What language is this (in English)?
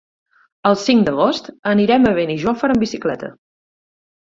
Catalan